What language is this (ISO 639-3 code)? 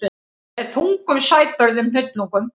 isl